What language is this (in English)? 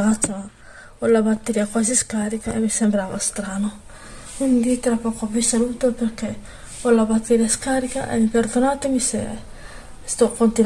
Italian